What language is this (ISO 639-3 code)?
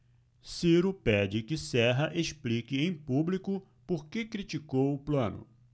por